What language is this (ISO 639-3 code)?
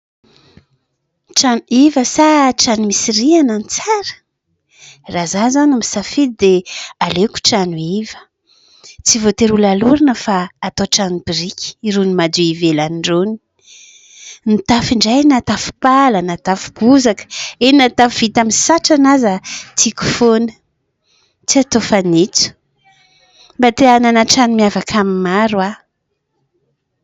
mlg